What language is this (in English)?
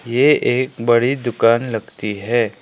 Hindi